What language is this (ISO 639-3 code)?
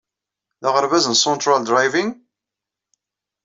kab